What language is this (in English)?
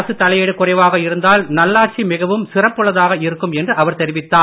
Tamil